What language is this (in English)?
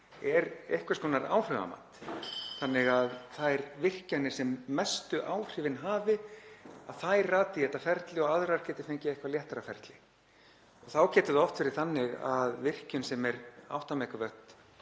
Icelandic